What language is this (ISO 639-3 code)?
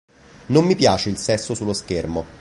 ita